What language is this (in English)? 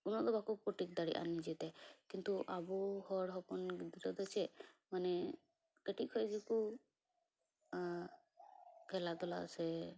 Santali